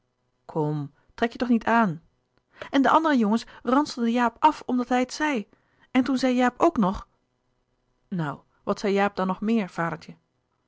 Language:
Dutch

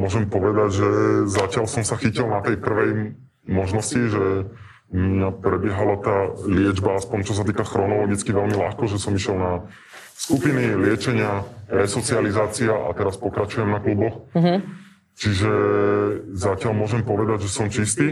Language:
Slovak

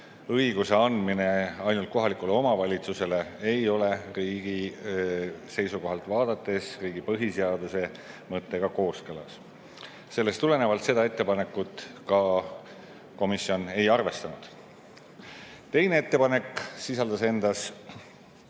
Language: Estonian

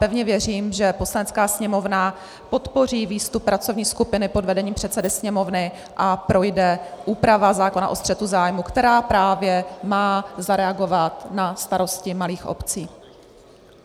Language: Czech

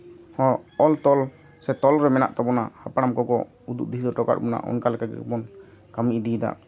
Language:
Santali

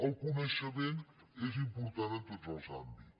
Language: Catalan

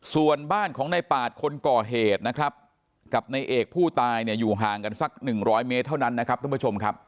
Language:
Thai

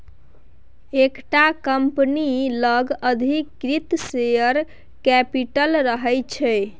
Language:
Maithili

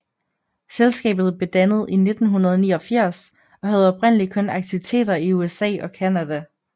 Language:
Danish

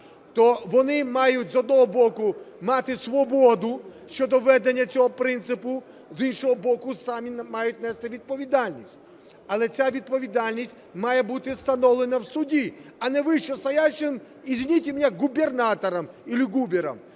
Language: Ukrainian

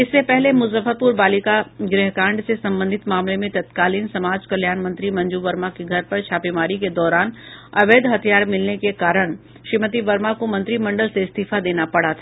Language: Hindi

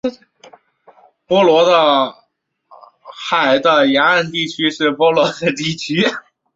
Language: Chinese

